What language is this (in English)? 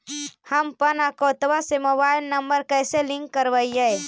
Magahi